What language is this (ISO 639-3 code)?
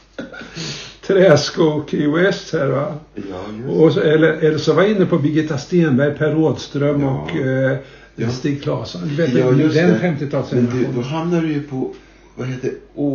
swe